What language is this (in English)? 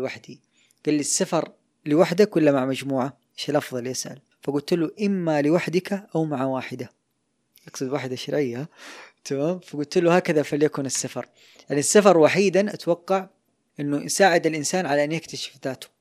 Arabic